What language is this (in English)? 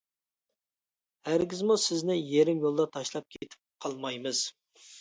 Uyghur